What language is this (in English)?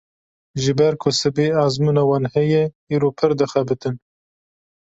Kurdish